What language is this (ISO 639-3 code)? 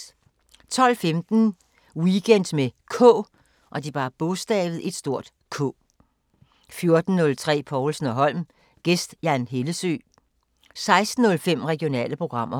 dan